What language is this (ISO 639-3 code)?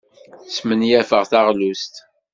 kab